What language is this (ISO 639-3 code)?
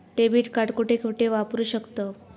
mar